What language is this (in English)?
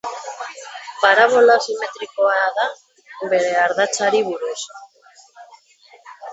Basque